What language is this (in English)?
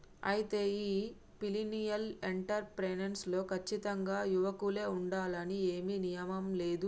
Telugu